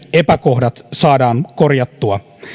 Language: Finnish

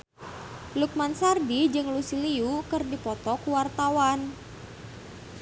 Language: Sundanese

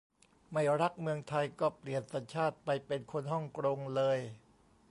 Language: Thai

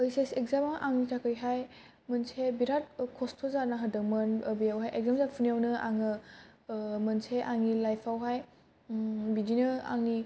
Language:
Bodo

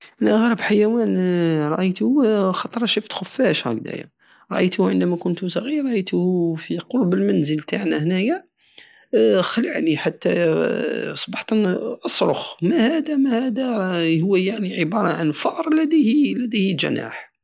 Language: Algerian Saharan Arabic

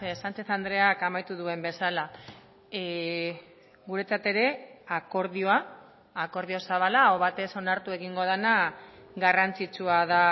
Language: Basque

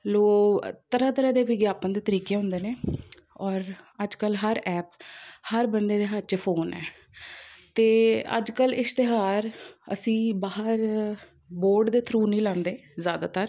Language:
Punjabi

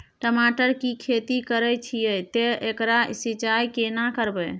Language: Maithili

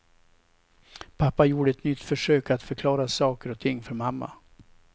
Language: Swedish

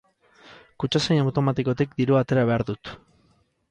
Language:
Basque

